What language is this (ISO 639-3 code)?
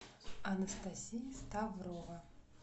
rus